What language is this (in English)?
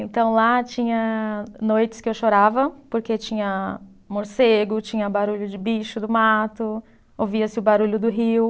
Portuguese